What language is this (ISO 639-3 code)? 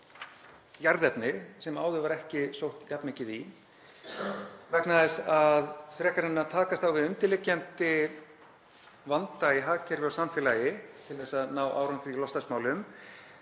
isl